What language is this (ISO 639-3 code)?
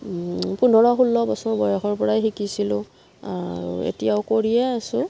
asm